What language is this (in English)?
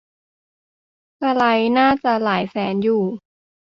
Thai